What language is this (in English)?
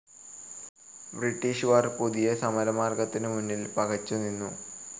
Malayalam